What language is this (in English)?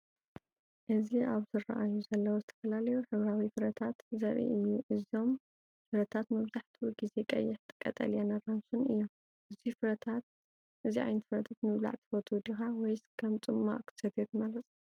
Tigrinya